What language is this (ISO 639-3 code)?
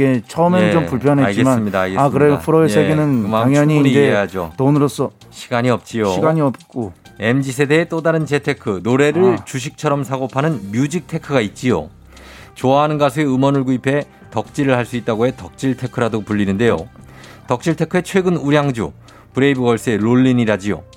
kor